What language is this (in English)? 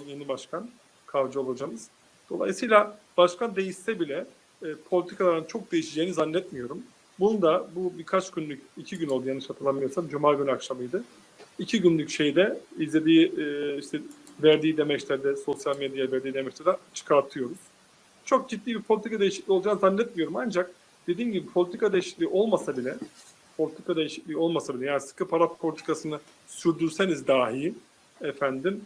Turkish